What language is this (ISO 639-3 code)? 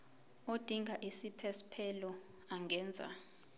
zul